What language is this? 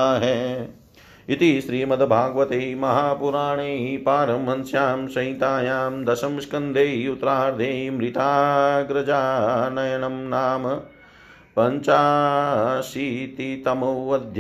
Hindi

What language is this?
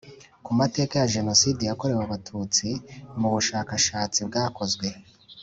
Kinyarwanda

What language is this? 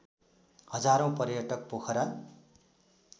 Nepali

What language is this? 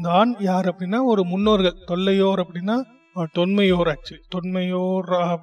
Tamil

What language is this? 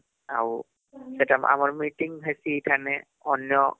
Odia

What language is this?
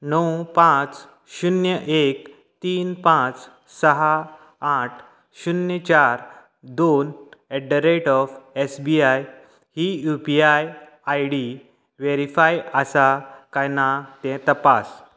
Konkani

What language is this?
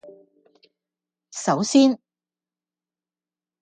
Cantonese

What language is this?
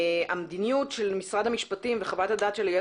Hebrew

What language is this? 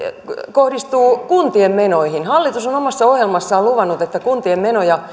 Finnish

